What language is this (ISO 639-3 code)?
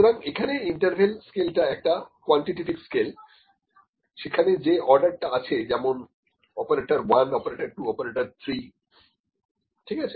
ben